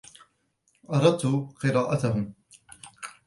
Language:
Arabic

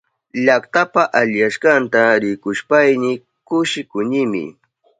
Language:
Southern Pastaza Quechua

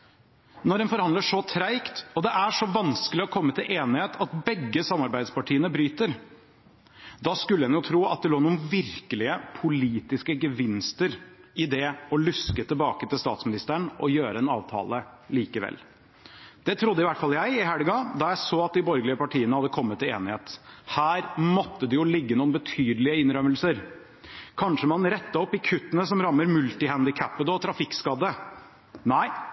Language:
Norwegian Bokmål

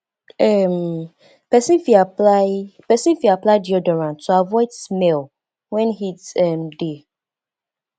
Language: Nigerian Pidgin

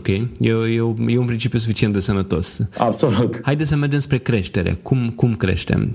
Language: Romanian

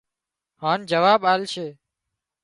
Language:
Wadiyara Koli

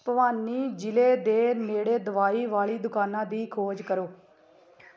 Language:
Punjabi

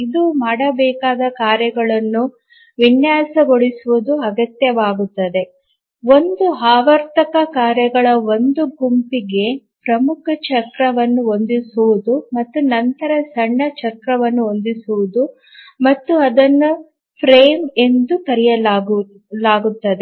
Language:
Kannada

